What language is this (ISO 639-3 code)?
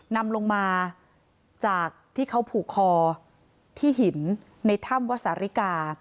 tha